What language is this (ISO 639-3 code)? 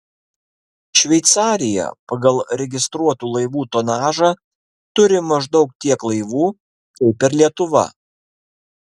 lit